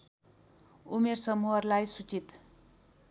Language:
Nepali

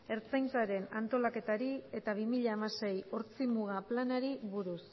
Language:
Basque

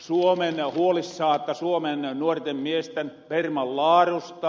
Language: Finnish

